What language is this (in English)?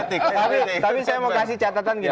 Indonesian